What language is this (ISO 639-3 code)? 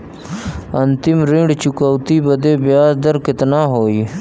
bho